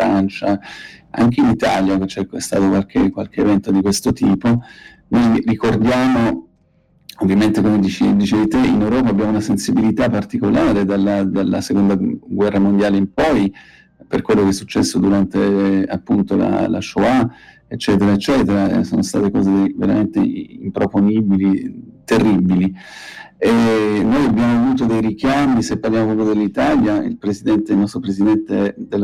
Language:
Italian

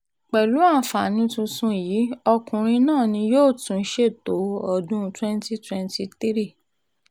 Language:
Yoruba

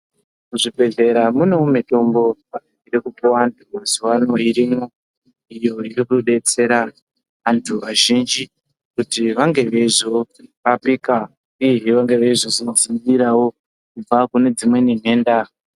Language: Ndau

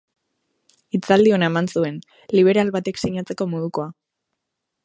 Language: Basque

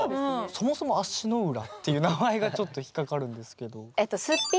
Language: Japanese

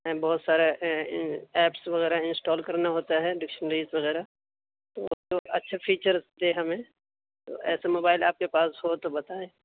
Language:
Urdu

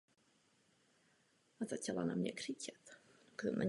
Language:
Czech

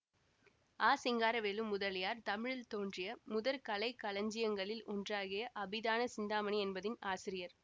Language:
Tamil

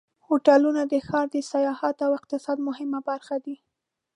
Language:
Pashto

